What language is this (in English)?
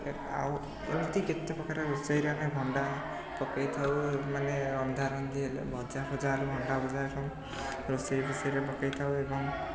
Odia